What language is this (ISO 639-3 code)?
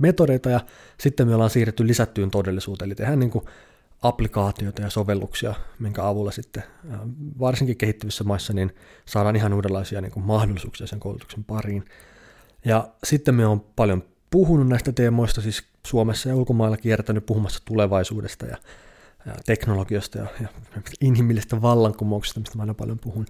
fin